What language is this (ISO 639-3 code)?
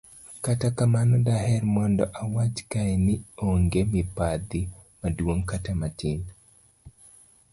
luo